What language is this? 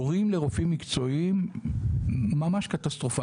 Hebrew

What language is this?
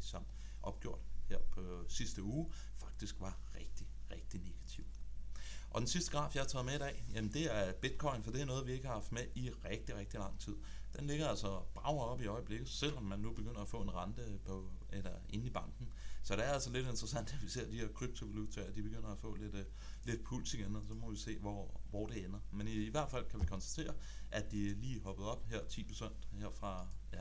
Danish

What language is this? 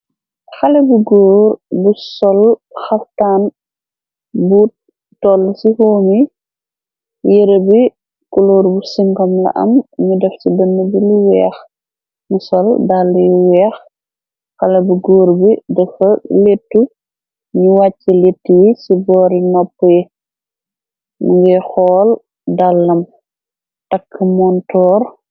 Wolof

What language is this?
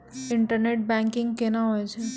Maithili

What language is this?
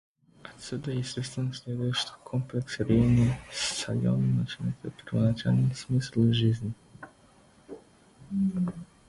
Russian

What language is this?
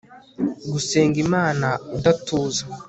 Kinyarwanda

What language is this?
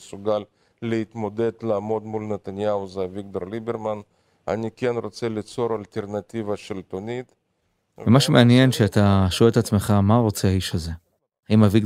Hebrew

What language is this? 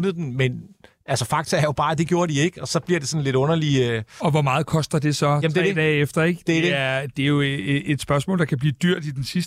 Danish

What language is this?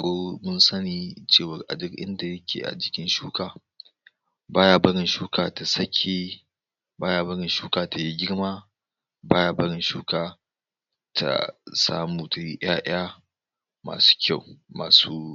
Hausa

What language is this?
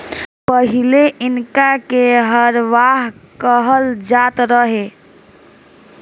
Bhojpuri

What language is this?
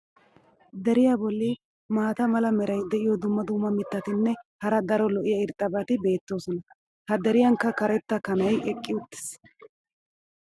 Wolaytta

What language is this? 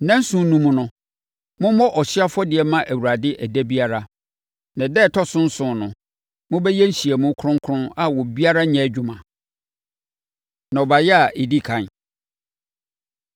Akan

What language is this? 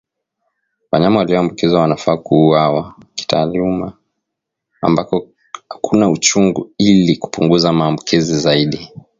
Swahili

